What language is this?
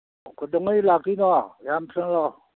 Manipuri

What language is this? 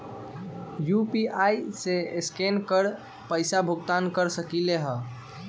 Magahi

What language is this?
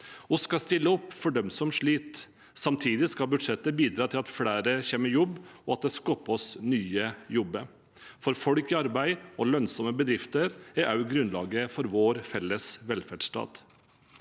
Norwegian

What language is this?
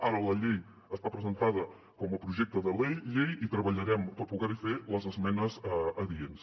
Catalan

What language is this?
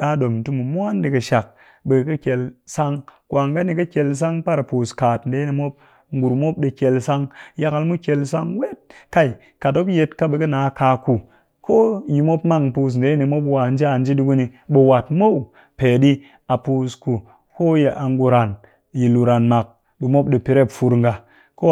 Cakfem-Mushere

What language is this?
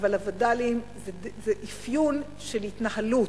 Hebrew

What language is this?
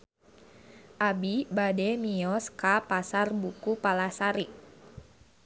Sundanese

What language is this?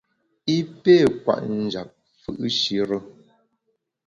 Bamun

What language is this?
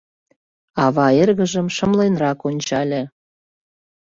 Mari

